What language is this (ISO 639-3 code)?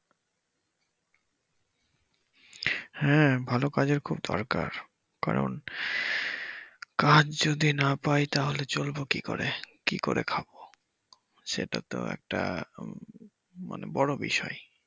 ben